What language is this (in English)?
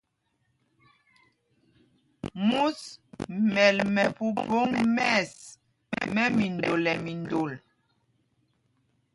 Mpumpong